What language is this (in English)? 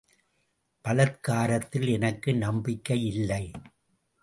Tamil